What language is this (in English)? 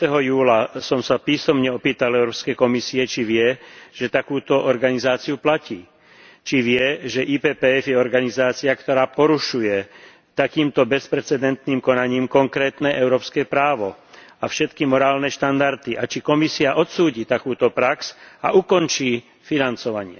Slovak